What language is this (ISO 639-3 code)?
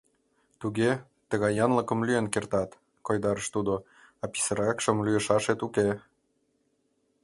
chm